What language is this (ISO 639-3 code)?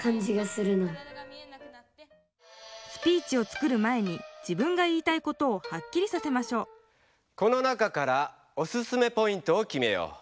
jpn